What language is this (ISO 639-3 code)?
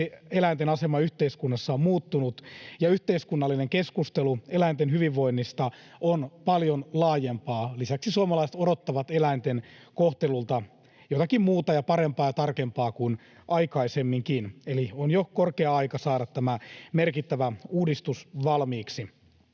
fin